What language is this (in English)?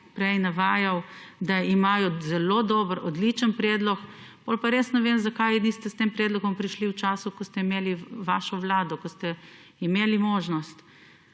Slovenian